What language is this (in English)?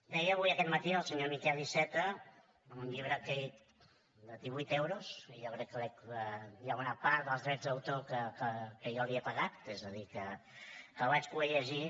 Catalan